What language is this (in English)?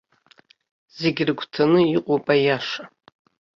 Abkhazian